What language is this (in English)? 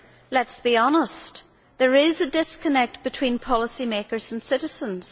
English